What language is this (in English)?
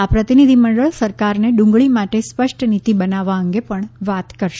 Gujarati